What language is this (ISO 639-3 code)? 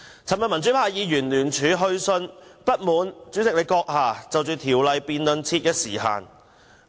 yue